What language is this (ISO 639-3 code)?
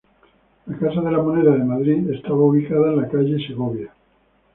spa